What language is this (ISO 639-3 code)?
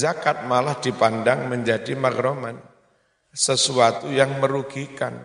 ind